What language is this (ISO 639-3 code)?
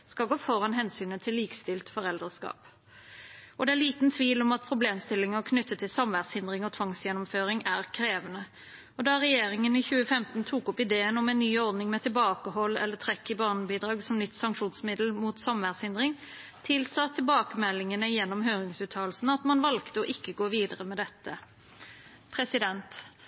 nob